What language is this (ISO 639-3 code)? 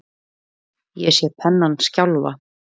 isl